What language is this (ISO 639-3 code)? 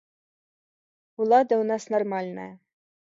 bel